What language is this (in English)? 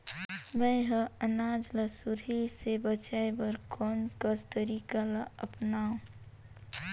Chhattisgarhi